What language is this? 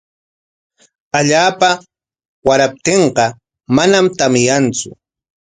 Corongo Ancash Quechua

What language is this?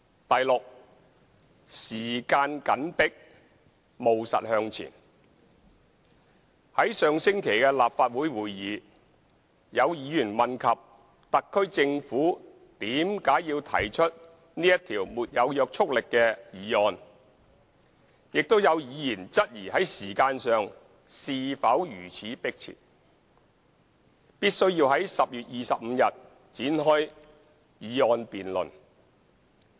Cantonese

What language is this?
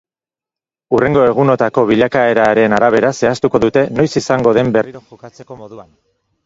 Basque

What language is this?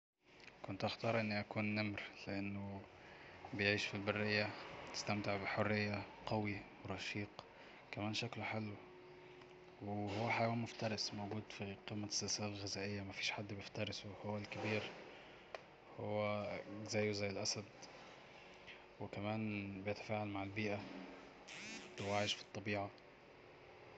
Egyptian Arabic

